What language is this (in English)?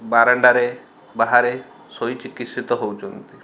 Odia